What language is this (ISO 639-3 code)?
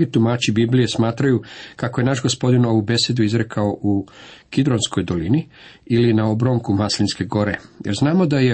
hrv